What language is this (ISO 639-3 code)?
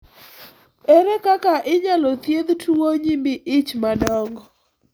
luo